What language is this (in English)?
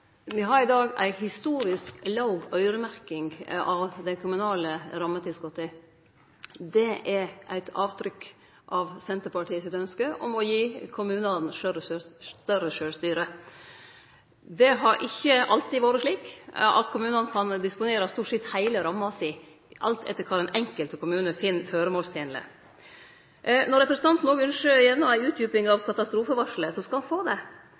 Norwegian Nynorsk